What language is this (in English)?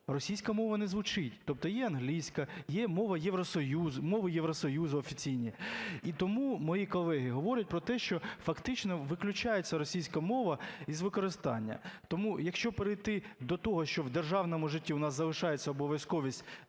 Ukrainian